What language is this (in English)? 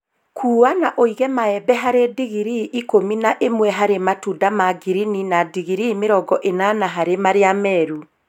Kikuyu